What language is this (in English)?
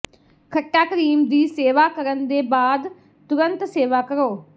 Punjabi